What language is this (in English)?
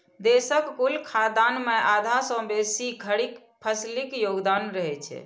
Maithili